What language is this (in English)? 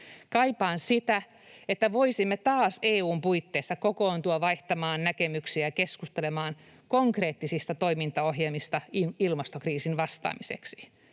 Finnish